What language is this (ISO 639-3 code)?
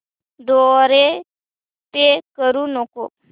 mar